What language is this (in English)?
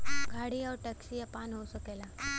Bhojpuri